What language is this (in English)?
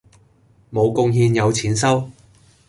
Cantonese